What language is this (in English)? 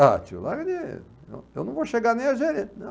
Portuguese